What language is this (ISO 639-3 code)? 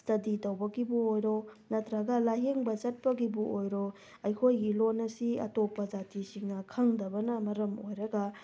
mni